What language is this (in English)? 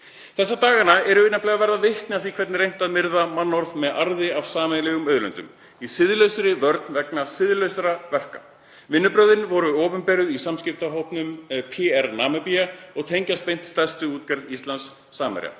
Icelandic